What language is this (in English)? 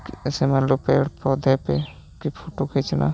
Hindi